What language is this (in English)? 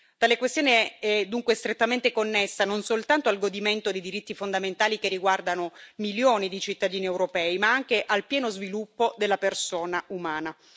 Italian